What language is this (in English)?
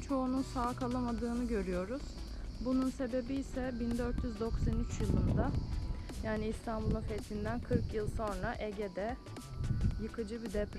Turkish